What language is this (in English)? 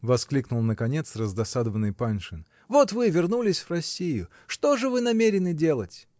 Russian